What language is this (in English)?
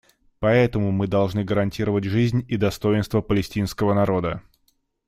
Russian